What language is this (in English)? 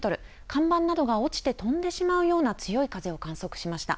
Japanese